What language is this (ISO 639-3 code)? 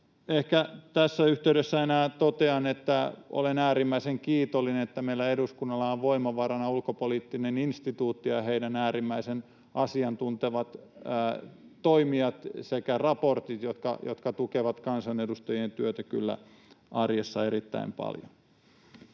fin